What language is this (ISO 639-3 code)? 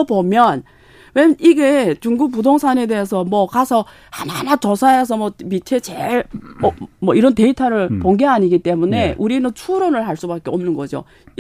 kor